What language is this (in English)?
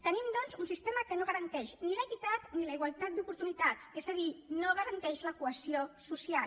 Catalan